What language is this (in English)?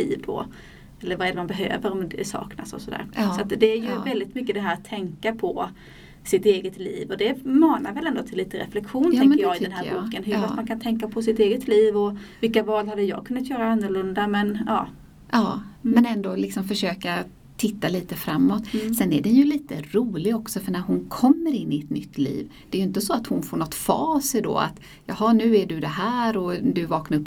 Swedish